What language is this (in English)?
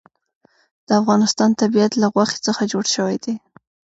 Pashto